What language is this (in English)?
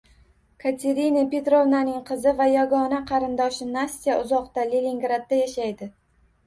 Uzbek